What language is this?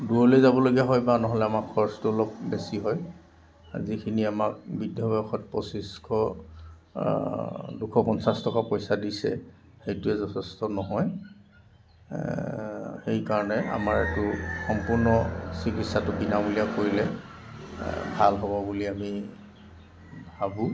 Assamese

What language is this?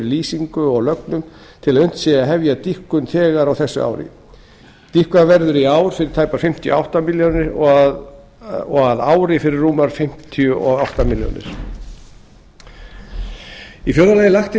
Icelandic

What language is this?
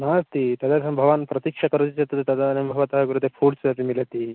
Sanskrit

